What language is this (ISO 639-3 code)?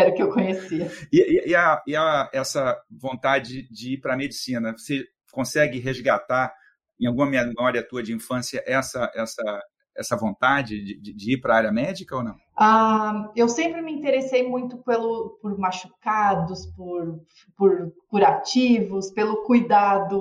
por